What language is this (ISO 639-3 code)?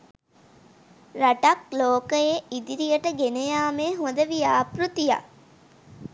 sin